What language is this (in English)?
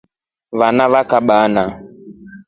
Rombo